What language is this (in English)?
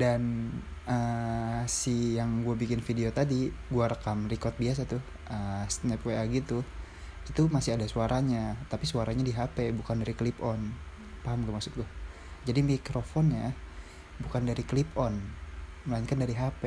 Indonesian